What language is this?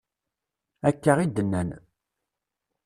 Kabyle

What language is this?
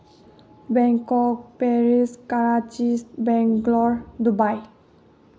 Manipuri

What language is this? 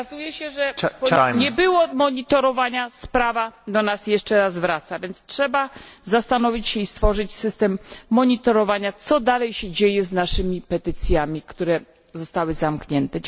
Polish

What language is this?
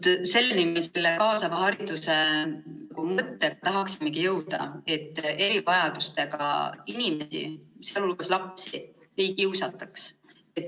Estonian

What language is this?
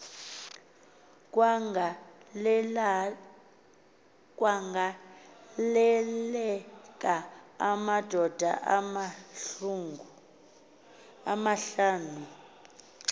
Xhosa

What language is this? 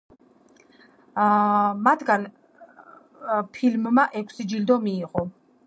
Georgian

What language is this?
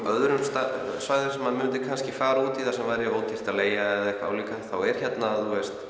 Icelandic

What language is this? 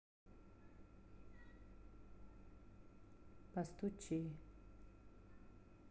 Russian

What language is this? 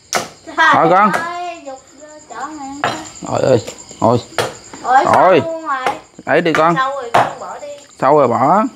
Vietnamese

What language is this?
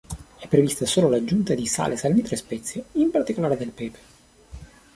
Italian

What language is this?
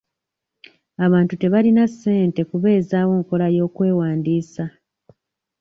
Ganda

